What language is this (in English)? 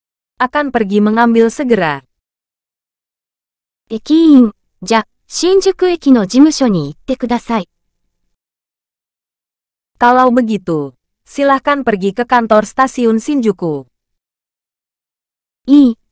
Indonesian